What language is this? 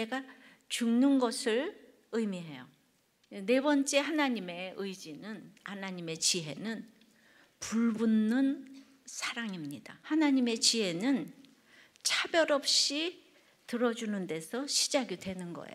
Korean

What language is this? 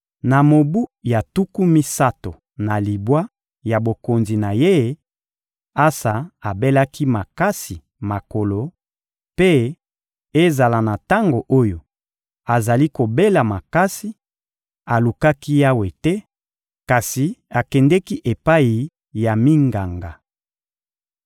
Lingala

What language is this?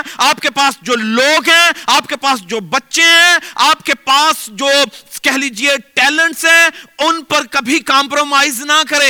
Urdu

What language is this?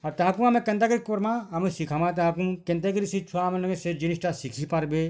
Odia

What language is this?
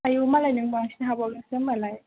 Bodo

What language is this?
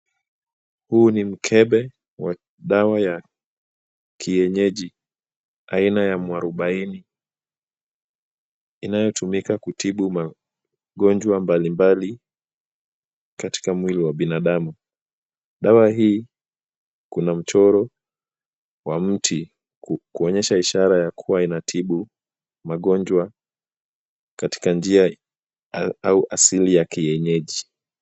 Swahili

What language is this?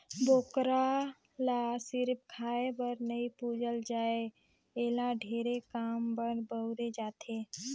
Chhattisgarhi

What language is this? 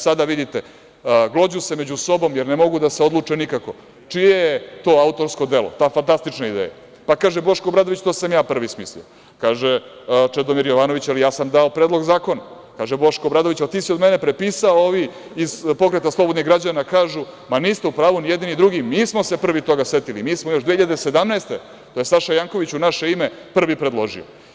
Serbian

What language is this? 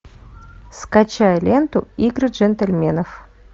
Russian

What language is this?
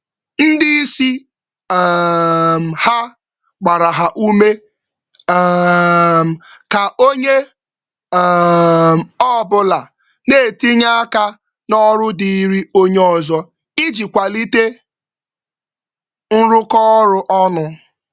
Igbo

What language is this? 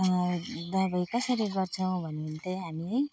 Nepali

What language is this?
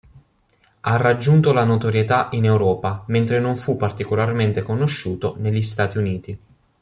Italian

